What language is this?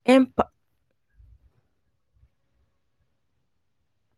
Nigerian Pidgin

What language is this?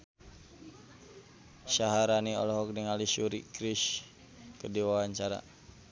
Sundanese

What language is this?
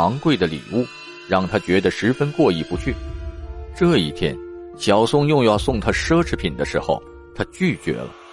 Chinese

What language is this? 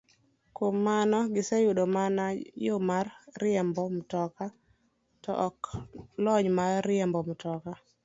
Luo (Kenya and Tanzania)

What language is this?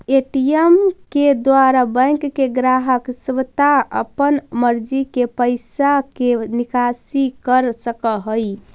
Magahi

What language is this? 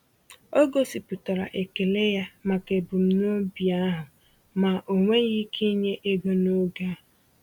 Igbo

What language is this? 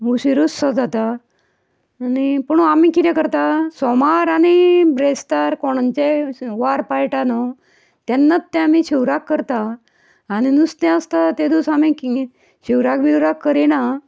Konkani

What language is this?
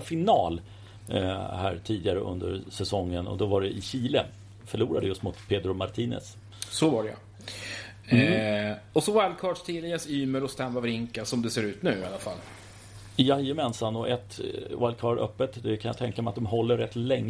Swedish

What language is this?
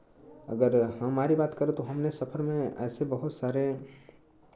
Hindi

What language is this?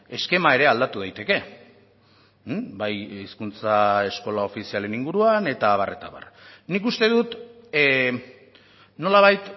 Basque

